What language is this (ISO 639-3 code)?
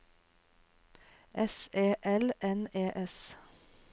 nor